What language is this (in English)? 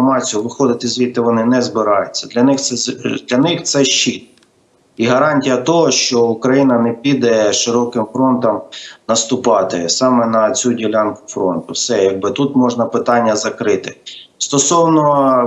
Ukrainian